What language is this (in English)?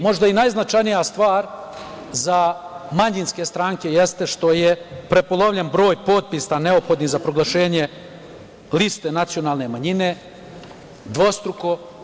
Serbian